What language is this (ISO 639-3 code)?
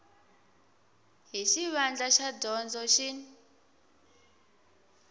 tso